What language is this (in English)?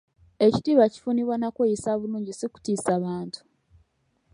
Ganda